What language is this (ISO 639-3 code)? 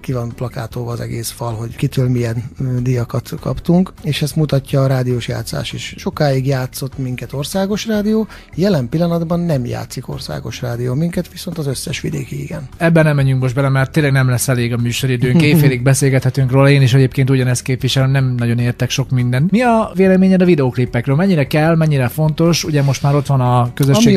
hun